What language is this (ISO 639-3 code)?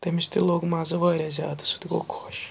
kas